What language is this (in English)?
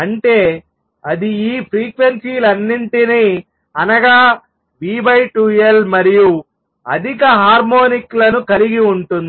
Telugu